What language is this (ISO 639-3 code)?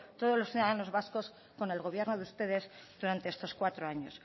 spa